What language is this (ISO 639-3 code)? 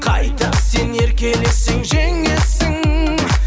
kaz